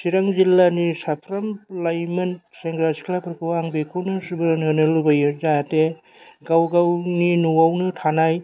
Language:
Bodo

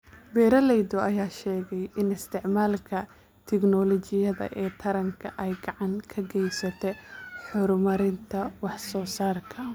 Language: Somali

